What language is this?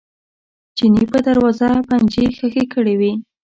Pashto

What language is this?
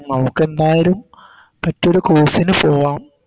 Malayalam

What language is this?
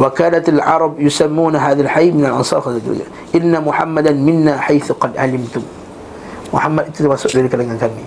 Malay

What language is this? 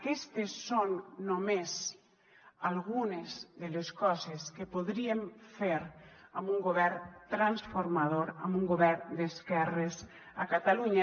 Catalan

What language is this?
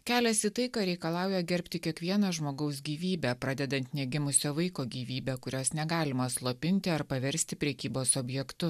Lithuanian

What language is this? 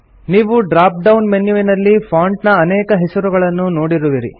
Kannada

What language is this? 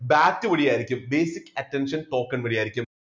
Malayalam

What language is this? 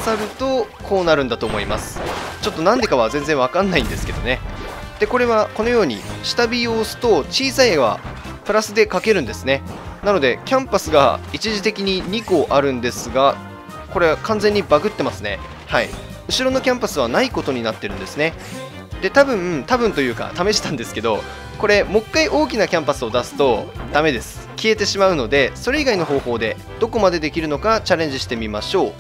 Japanese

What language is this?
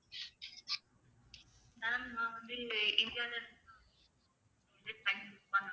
Tamil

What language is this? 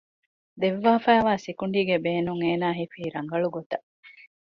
Divehi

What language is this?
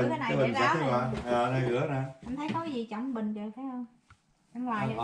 Vietnamese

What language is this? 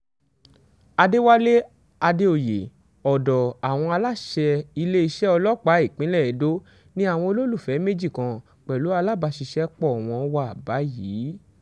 Yoruba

